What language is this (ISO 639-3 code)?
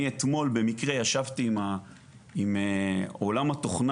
heb